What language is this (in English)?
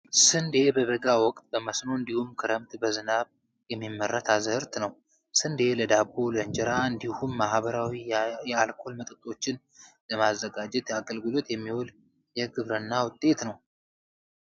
Amharic